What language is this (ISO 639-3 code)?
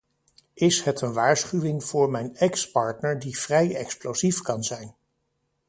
nld